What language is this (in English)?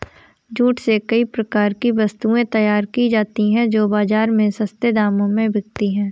Hindi